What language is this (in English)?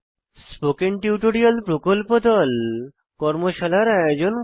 Bangla